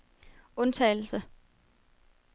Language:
Danish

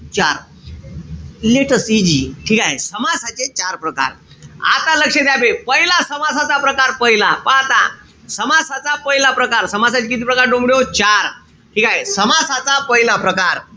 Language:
Marathi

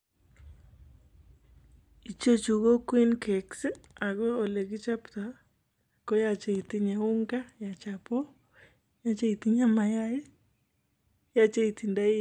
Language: Kalenjin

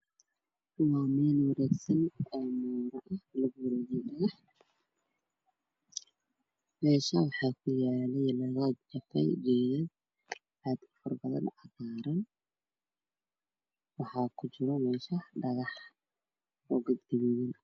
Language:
Somali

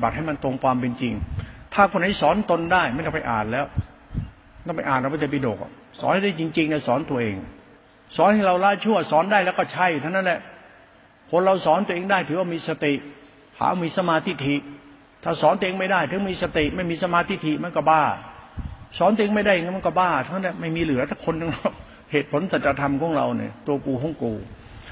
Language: Thai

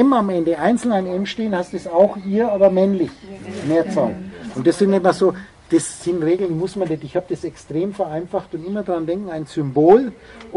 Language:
German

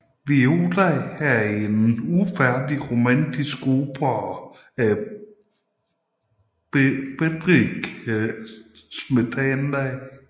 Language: Danish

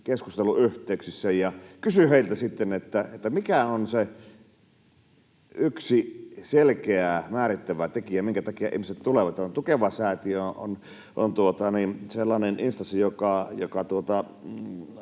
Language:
Finnish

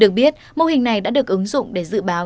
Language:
Vietnamese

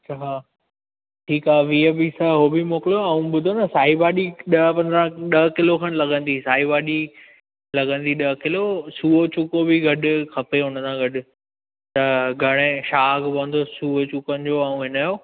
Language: Sindhi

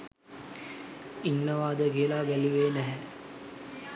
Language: Sinhala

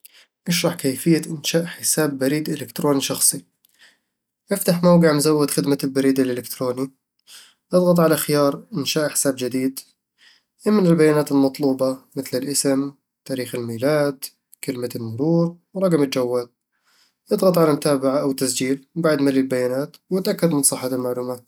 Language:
Eastern Egyptian Bedawi Arabic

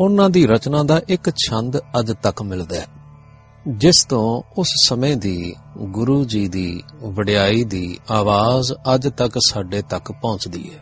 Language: Punjabi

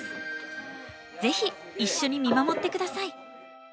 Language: Japanese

